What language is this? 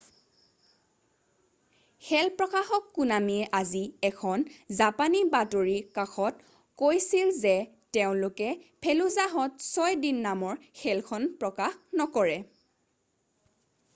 Assamese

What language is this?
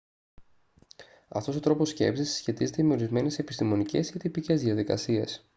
Greek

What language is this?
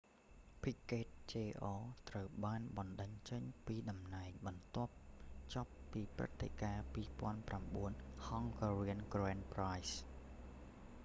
Khmer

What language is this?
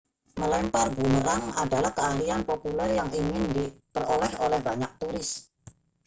Indonesian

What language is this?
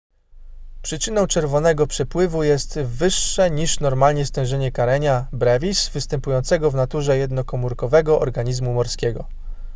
Polish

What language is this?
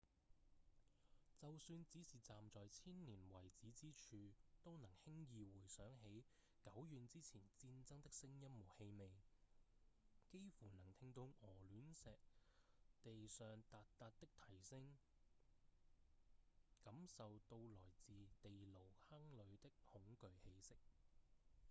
Cantonese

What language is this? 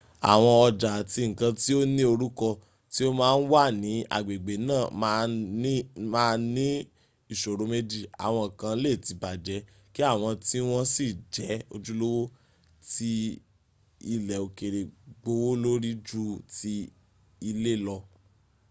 Yoruba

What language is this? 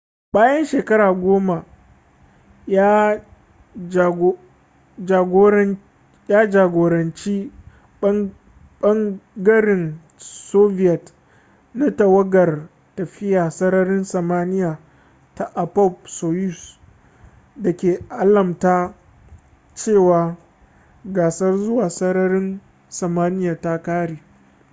Hausa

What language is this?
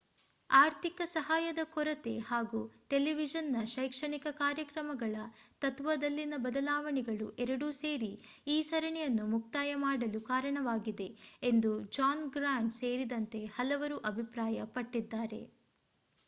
Kannada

